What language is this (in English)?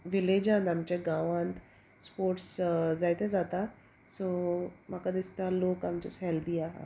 Konkani